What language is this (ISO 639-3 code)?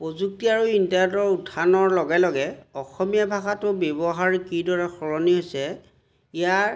asm